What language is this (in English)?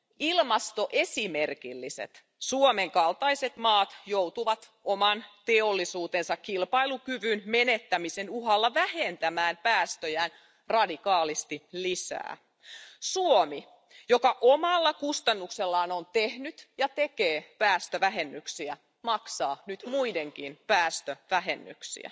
Finnish